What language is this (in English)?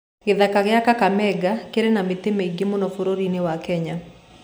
Kikuyu